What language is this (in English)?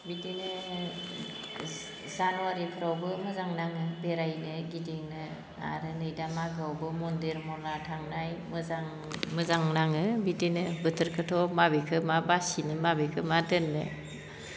Bodo